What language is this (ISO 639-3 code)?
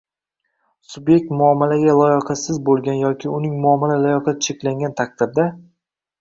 uzb